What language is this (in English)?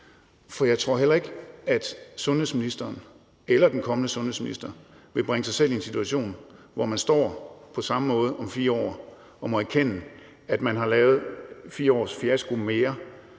Danish